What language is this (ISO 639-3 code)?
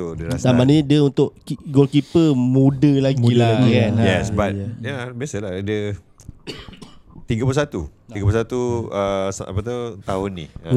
msa